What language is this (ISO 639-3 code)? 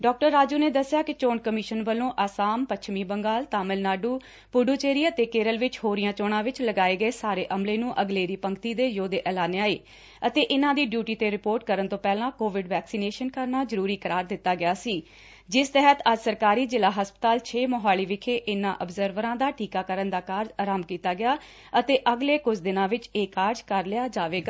pan